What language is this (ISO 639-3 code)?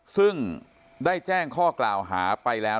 tha